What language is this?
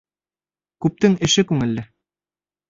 Bashkir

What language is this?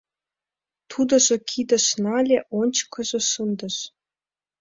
Mari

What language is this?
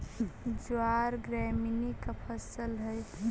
Magahi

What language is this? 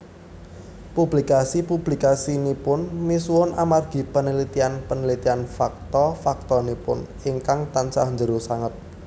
Javanese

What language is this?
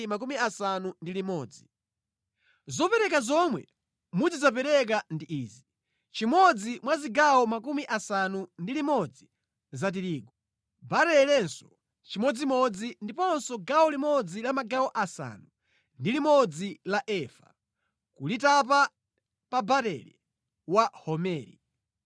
Nyanja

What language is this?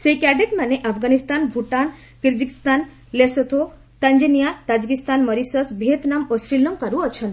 Odia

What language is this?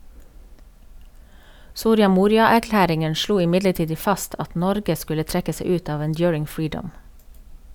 Norwegian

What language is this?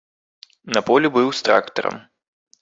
Belarusian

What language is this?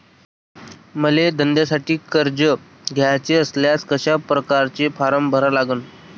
Marathi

